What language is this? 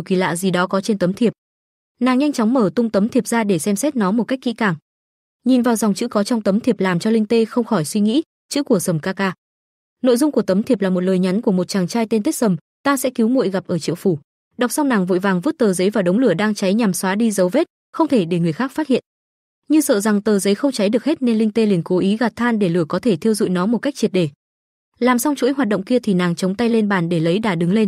Vietnamese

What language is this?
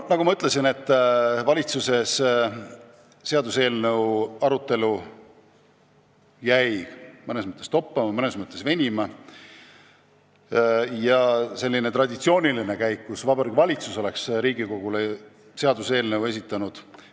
Estonian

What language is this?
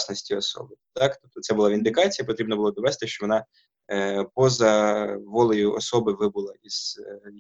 Ukrainian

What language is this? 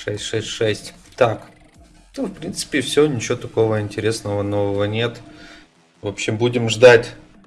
Russian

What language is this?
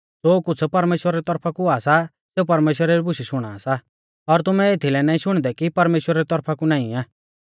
Mahasu Pahari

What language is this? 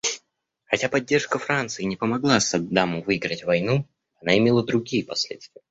Russian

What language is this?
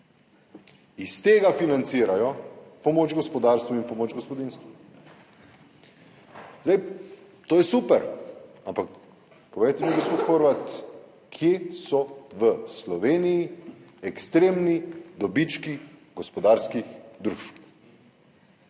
Slovenian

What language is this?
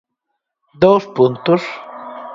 Galician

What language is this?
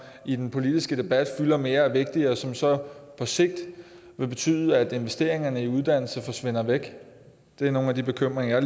Danish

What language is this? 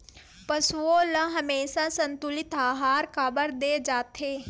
Chhattisgarhi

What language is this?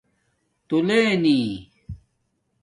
Domaaki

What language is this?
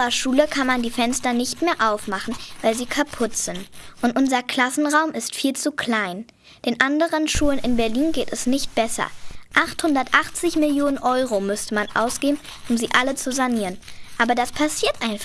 German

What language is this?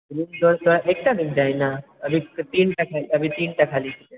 Maithili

